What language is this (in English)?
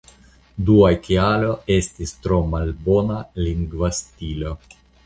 Esperanto